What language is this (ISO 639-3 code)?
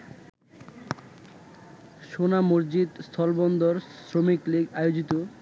ben